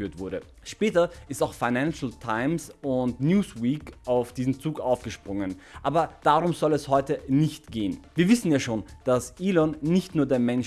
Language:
German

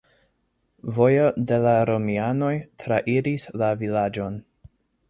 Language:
Esperanto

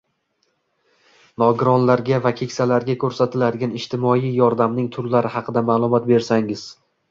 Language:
Uzbek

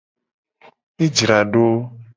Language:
Gen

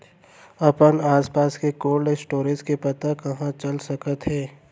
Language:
Chhattisgarhi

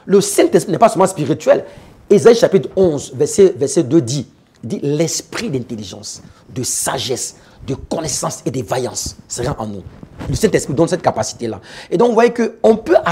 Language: French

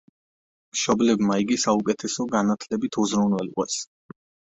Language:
Georgian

